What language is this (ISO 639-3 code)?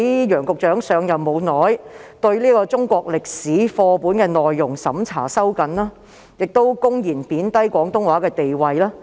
yue